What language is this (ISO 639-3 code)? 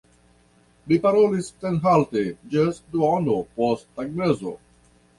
epo